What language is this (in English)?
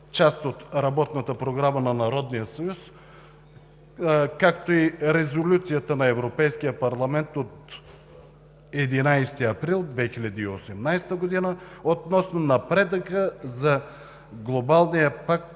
Bulgarian